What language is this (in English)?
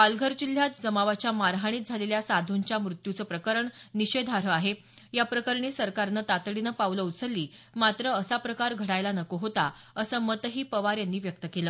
Marathi